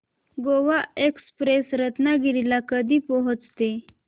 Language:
Marathi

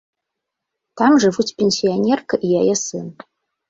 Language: Belarusian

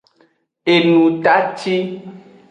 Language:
Aja (Benin)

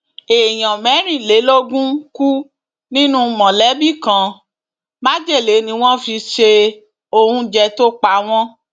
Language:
Yoruba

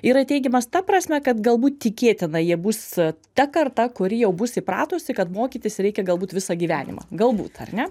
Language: Lithuanian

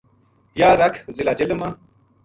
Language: Gujari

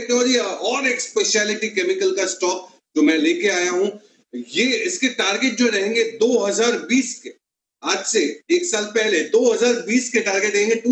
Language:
Hindi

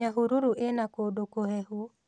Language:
Kikuyu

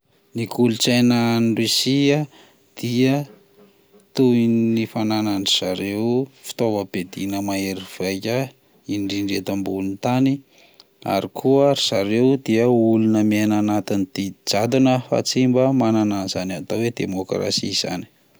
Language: Malagasy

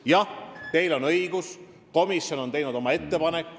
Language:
Estonian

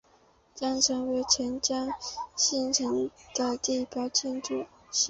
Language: Chinese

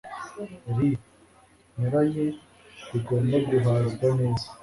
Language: Kinyarwanda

